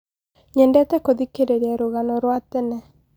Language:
Kikuyu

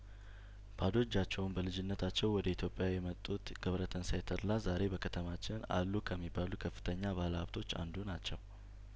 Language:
Amharic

